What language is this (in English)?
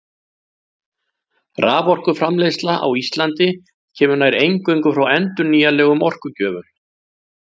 Icelandic